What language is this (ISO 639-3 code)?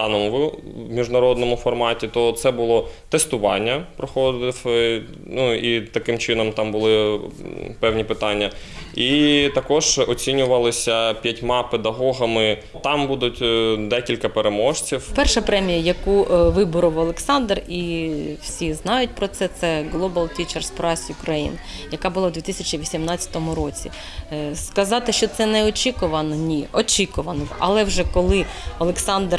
ukr